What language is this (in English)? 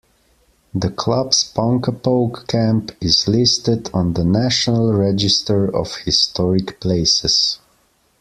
English